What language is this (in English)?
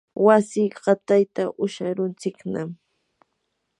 Yanahuanca Pasco Quechua